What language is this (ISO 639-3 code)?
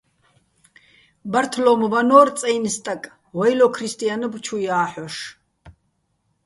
bbl